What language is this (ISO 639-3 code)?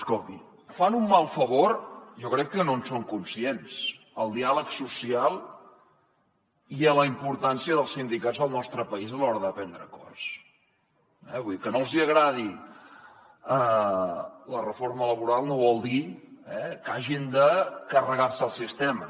cat